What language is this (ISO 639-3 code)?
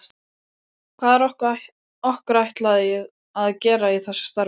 isl